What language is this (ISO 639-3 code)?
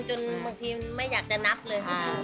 tha